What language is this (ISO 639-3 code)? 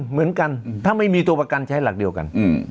tha